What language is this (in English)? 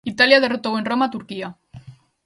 Galician